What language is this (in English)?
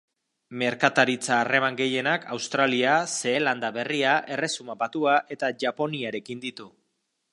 Basque